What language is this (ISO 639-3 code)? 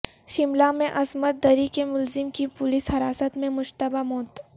urd